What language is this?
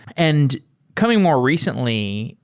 English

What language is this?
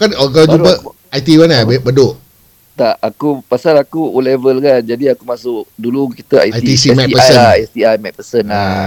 Malay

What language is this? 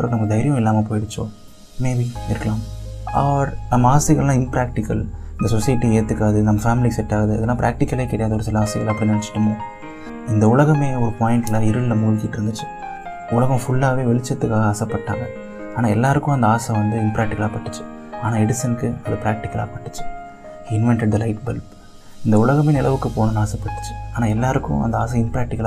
Tamil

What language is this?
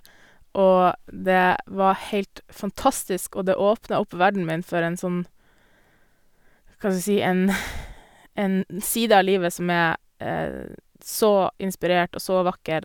Norwegian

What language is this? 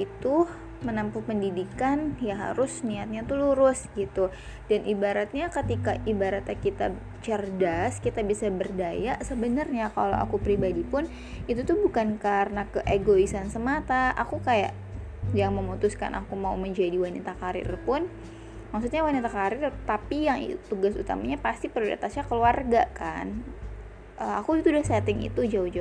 Indonesian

